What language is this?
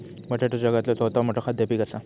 Marathi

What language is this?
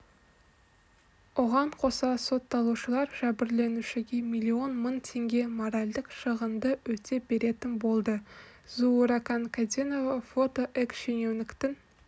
Kazakh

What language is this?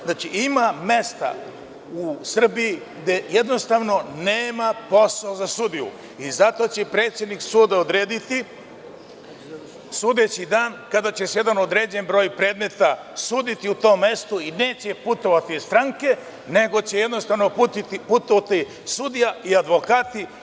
Serbian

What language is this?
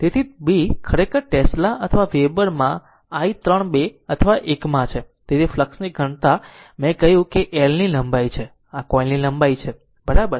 Gujarati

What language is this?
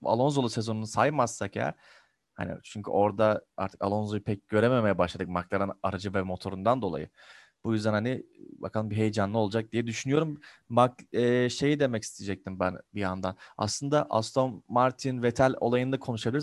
Turkish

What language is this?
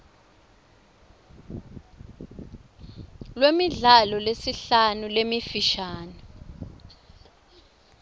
Swati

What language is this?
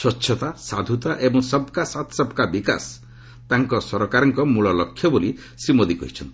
Odia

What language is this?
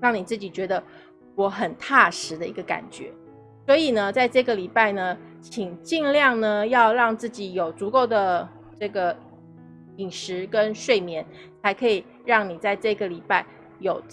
Chinese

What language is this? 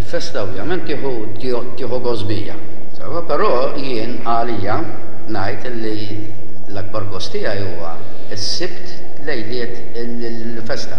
Arabic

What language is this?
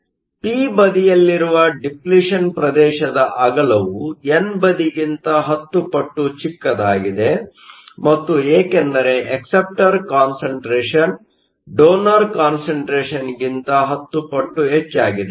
Kannada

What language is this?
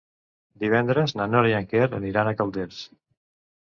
Catalan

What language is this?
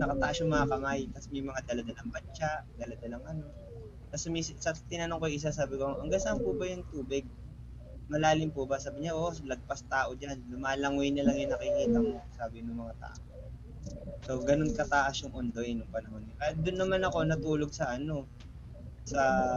Filipino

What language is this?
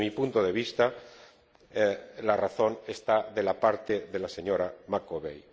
Spanish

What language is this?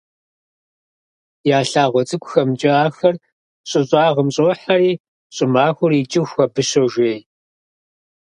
Kabardian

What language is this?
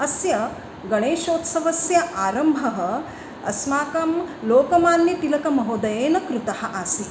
Sanskrit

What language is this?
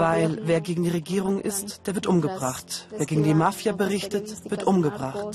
German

